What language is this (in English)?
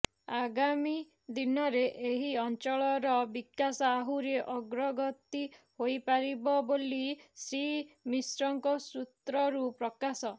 Odia